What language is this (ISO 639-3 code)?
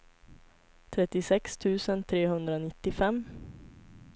swe